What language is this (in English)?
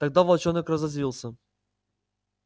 Russian